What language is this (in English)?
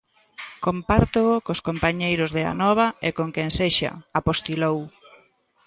Galician